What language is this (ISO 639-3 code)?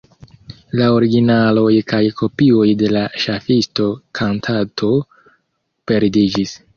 epo